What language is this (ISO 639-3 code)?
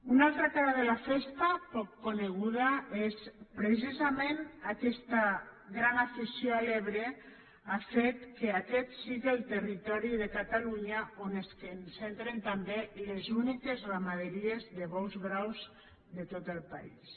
cat